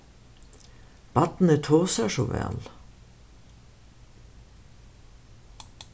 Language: Faroese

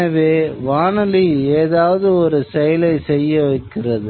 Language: Tamil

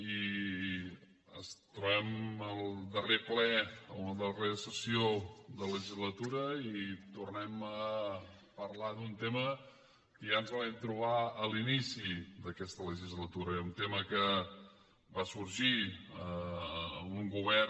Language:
Catalan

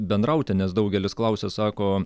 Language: Lithuanian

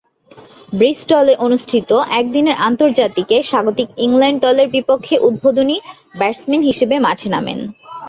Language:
Bangla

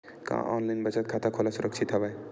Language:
Chhattisgarhi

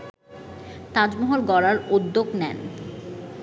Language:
Bangla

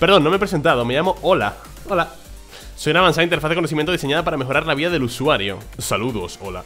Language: Spanish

